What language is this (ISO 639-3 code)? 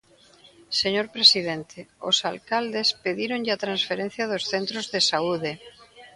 glg